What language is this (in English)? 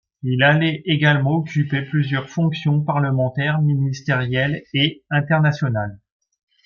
French